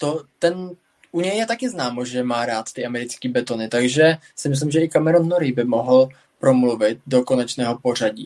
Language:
Czech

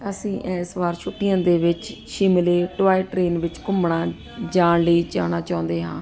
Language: Punjabi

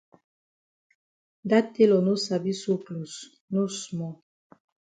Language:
Cameroon Pidgin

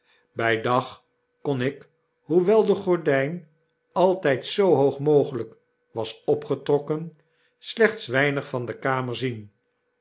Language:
Dutch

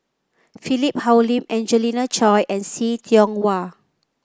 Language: English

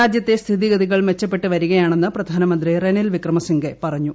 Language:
Malayalam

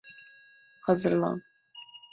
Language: Turkish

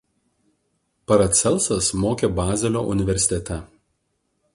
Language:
Lithuanian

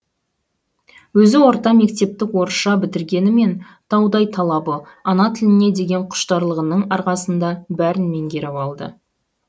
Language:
Kazakh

